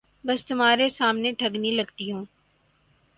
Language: Urdu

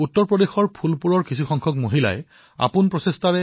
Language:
Assamese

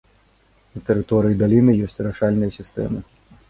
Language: Belarusian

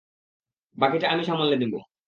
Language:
Bangla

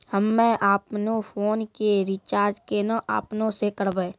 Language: Maithili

